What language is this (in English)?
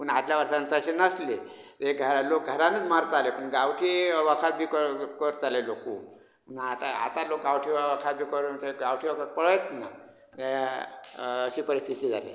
Konkani